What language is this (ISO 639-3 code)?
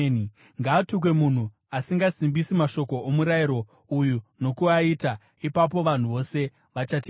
sna